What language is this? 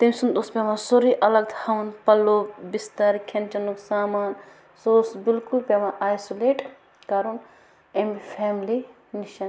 Kashmiri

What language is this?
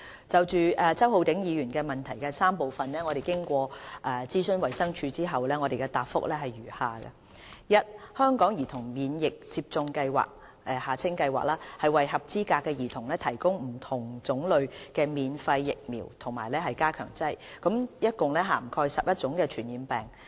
Cantonese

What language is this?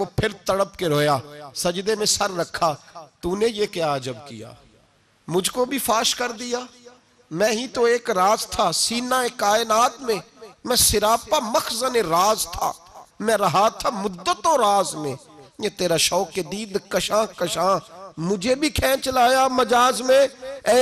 Urdu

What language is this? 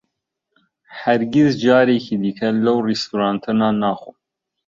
Central Kurdish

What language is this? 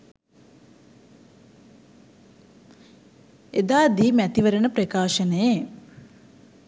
Sinhala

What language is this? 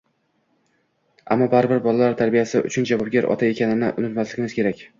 Uzbek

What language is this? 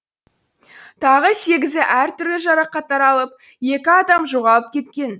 Kazakh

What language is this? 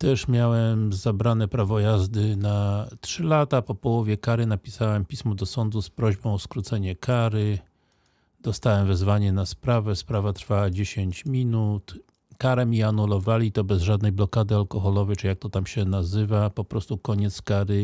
Polish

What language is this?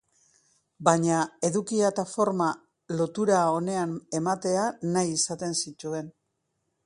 Basque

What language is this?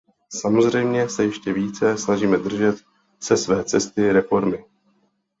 Czech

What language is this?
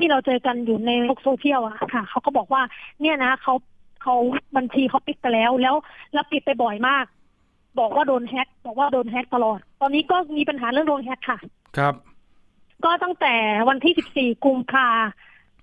Thai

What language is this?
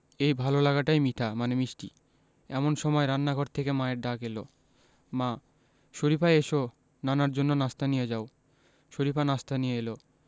Bangla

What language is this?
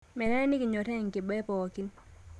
Masai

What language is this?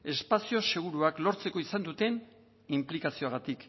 Basque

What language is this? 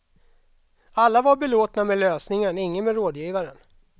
Swedish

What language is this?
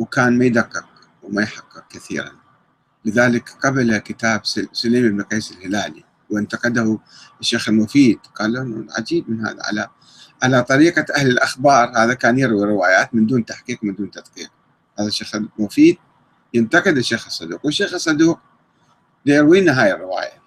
Arabic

